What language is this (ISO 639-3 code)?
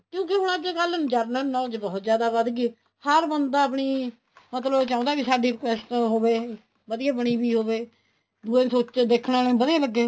pan